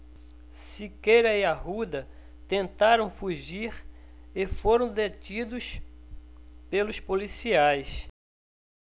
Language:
Portuguese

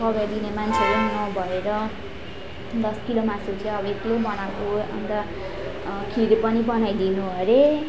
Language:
Nepali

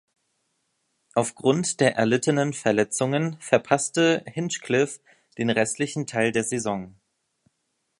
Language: German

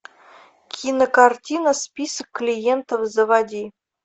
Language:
Russian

